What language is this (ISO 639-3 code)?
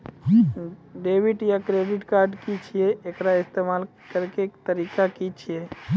mai